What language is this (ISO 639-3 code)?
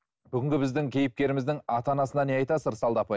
kaz